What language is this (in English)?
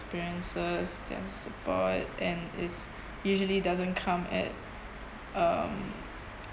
English